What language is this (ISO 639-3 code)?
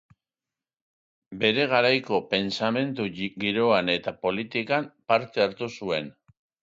eus